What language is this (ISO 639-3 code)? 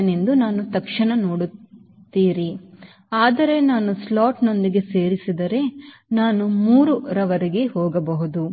kan